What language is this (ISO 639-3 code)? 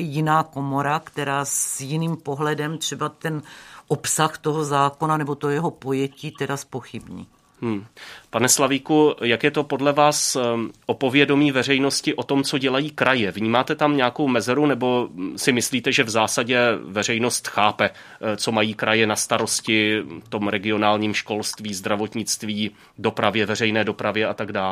ces